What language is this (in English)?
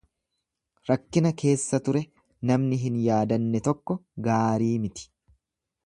Oromo